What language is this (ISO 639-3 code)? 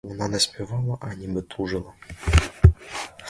ukr